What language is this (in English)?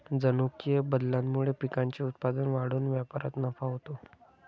Marathi